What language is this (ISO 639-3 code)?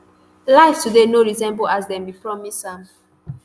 pcm